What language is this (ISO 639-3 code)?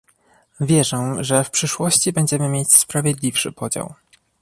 pol